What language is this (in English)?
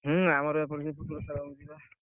Odia